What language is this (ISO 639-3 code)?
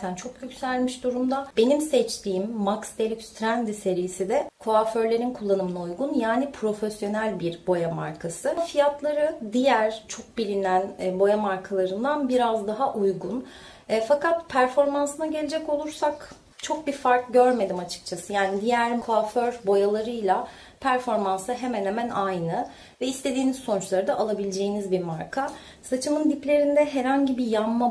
tur